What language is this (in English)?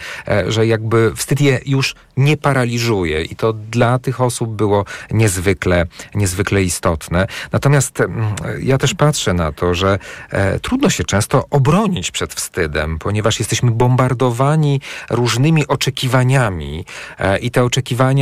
Polish